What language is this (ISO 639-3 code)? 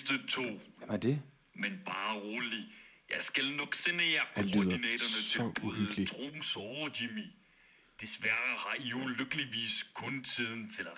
dan